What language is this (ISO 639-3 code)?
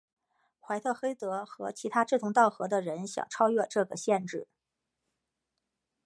zho